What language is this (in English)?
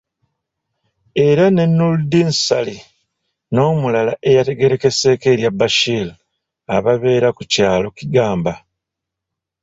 Ganda